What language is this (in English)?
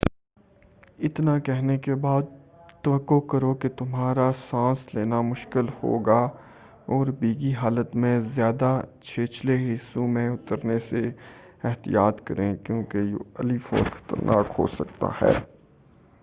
Urdu